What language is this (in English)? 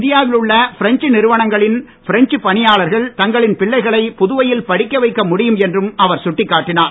Tamil